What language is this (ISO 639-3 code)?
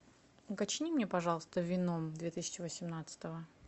rus